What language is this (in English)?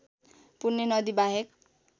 Nepali